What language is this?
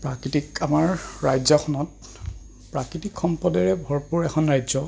Assamese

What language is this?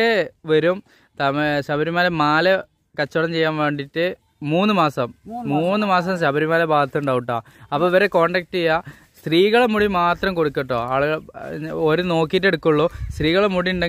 Malayalam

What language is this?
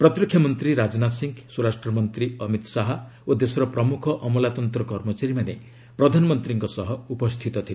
Odia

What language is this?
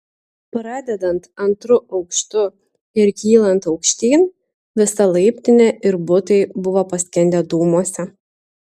Lithuanian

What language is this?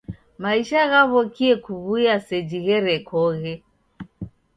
Taita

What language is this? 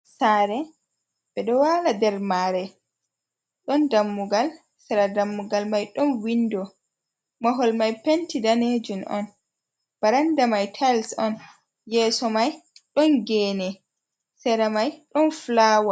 Fula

